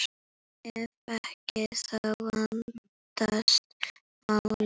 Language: Icelandic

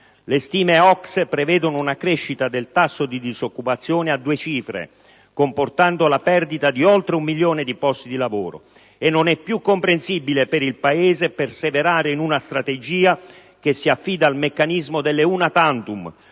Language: Italian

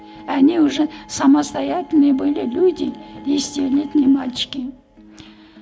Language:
Kazakh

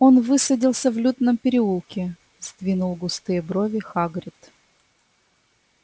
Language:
Russian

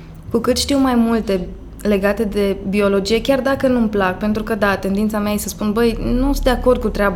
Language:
Romanian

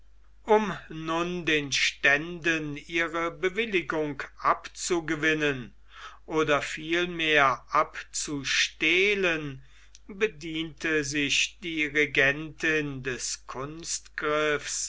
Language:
German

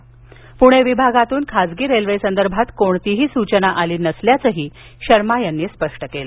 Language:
Marathi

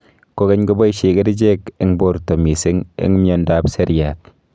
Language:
Kalenjin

